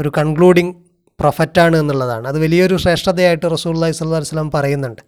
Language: Malayalam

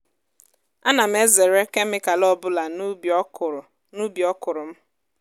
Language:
Igbo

